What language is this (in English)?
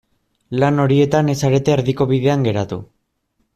Basque